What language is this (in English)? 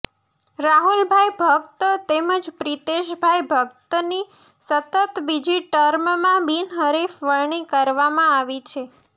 Gujarati